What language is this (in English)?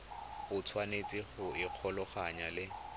Tswana